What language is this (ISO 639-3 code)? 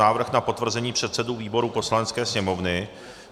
ces